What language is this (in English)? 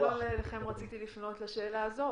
Hebrew